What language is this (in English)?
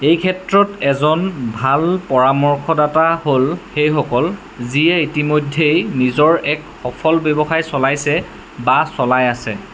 Assamese